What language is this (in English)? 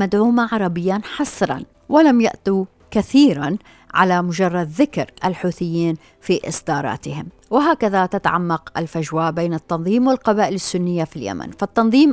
Arabic